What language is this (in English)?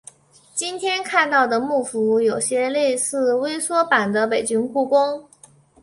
Chinese